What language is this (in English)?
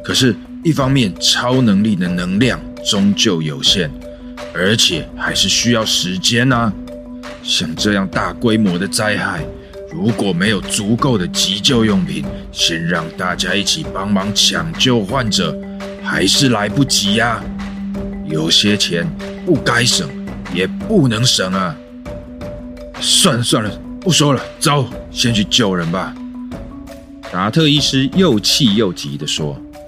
Chinese